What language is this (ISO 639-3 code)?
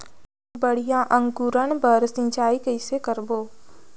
hne